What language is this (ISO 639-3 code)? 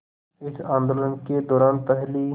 hin